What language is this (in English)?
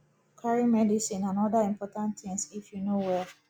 Nigerian Pidgin